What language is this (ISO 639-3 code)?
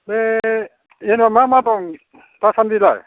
brx